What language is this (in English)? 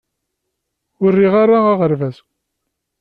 Kabyle